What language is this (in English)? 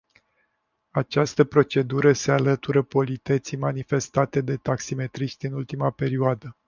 Romanian